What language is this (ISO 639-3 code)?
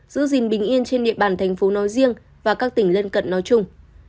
vie